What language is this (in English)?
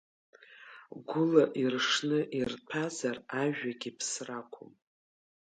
Abkhazian